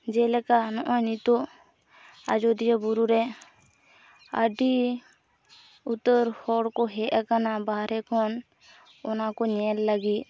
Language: Santali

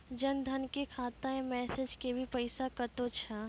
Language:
Maithili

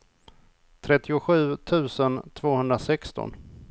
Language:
Swedish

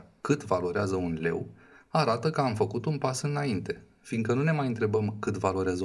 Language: Romanian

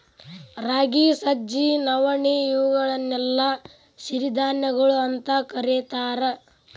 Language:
Kannada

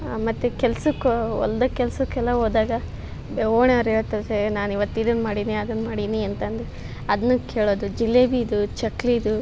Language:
Kannada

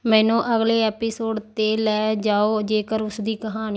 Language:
Punjabi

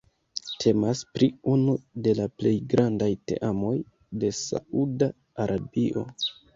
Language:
Esperanto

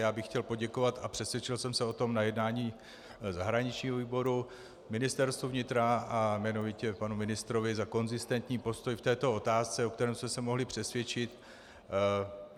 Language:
Czech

